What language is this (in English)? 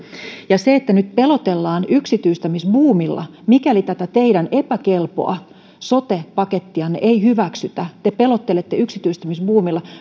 Finnish